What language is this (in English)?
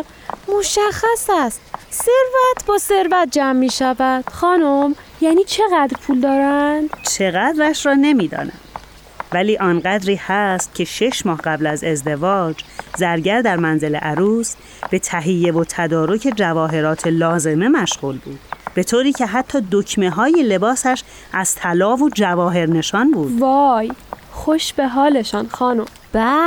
Persian